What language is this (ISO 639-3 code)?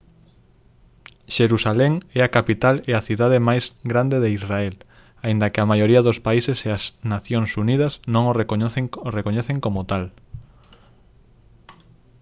glg